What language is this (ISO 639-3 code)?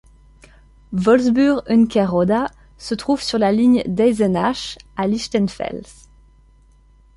fra